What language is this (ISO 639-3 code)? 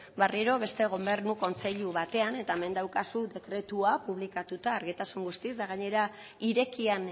eus